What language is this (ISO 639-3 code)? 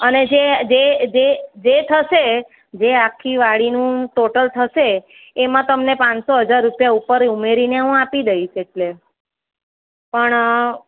guj